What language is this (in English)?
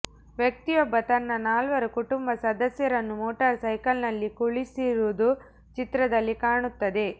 Kannada